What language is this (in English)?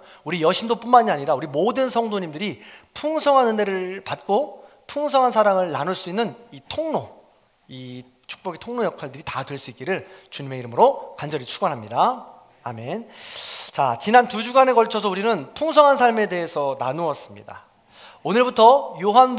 Korean